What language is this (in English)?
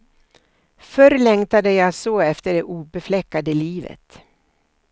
Swedish